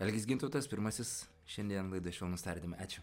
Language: Lithuanian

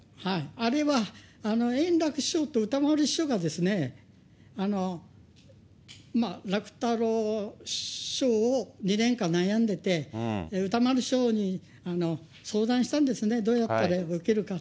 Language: Japanese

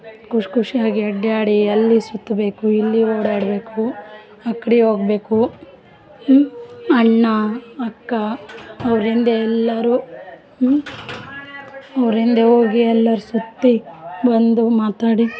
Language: Kannada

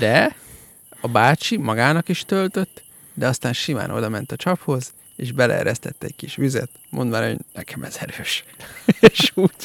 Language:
Hungarian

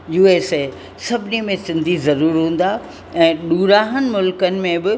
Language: Sindhi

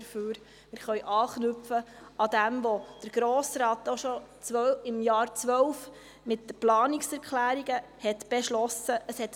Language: Swiss German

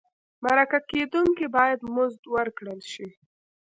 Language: Pashto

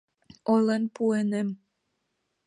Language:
Mari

